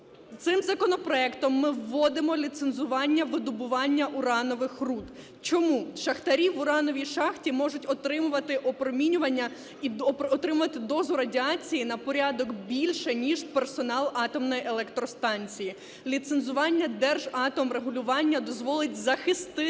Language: Ukrainian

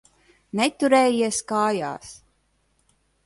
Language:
Latvian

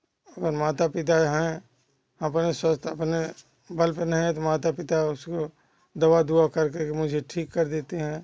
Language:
Hindi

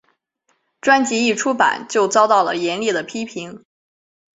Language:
Chinese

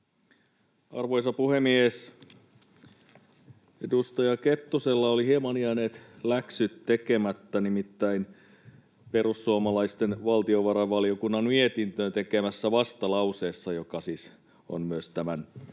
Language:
Finnish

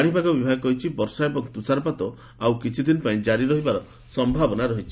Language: Odia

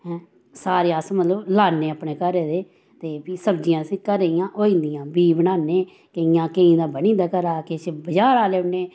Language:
Dogri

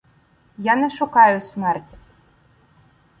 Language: Ukrainian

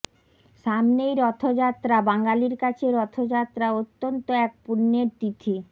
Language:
Bangla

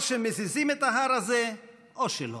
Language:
Hebrew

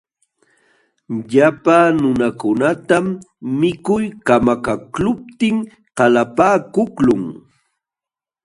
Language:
Jauja Wanca Quechua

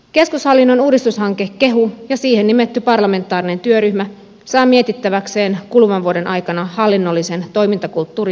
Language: Finnish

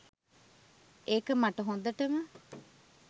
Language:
Sinhala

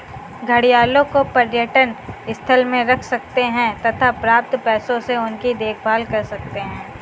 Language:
Hindi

